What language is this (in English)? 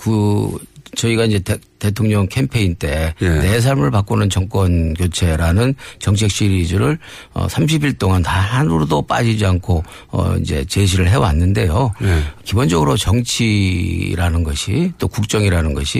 Korean